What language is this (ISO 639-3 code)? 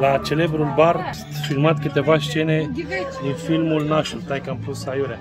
ron